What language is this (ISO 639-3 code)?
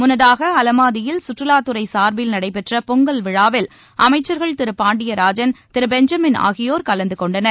tam